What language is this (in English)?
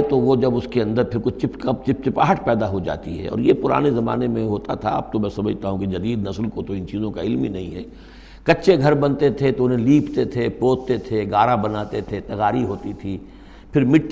Urdu